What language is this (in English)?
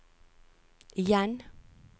Norwegian